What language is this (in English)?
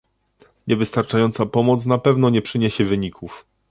Polish